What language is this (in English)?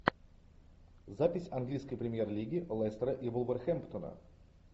Russian